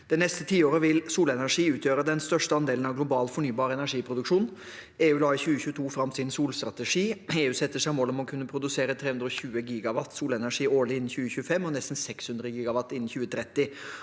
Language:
Norwegian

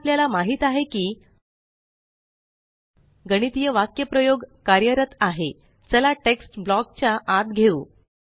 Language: Marathi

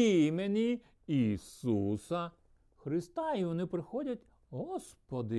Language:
Ukrainian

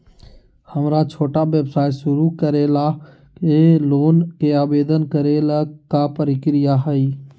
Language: Magahi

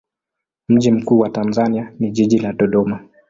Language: Swahili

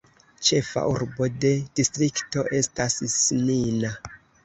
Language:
Esperanto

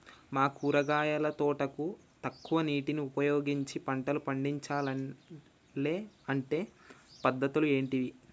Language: Telugu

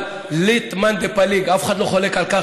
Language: Hebrew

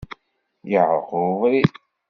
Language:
Kabyle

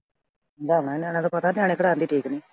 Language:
Punjabi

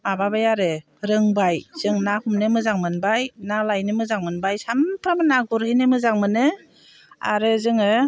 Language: Bodo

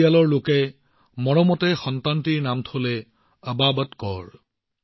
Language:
Assamese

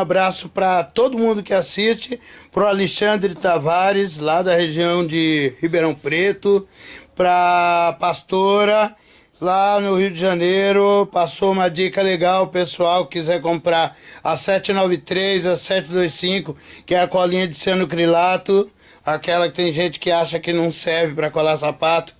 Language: Portuguese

